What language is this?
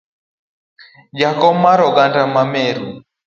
Luo (Kenya and Tanzania)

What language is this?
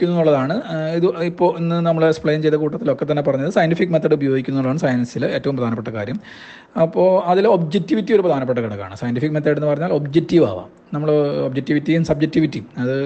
Malayalam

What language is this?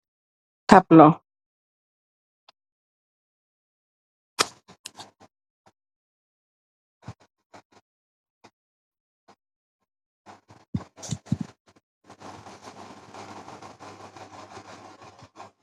Wolof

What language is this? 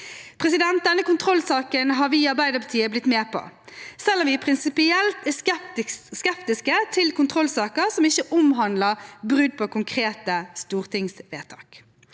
Norwegian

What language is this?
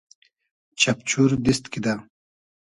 Hazaragi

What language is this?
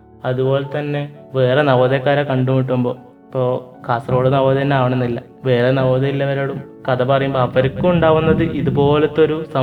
Malayalam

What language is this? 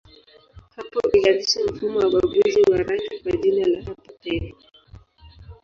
Swahili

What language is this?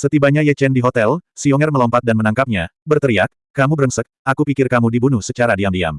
Indonesian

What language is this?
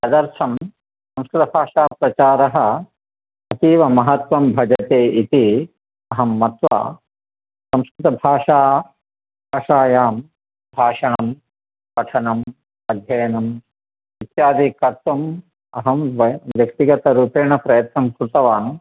Sanskrit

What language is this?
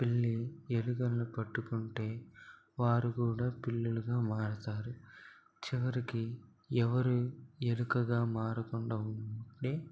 Telugu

